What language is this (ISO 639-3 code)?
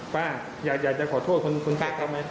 tha